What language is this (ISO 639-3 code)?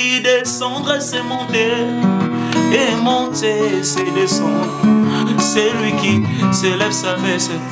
fra